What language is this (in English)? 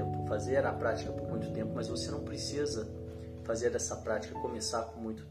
Portuguese